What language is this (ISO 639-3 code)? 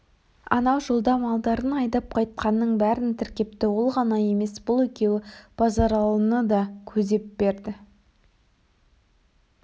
kaz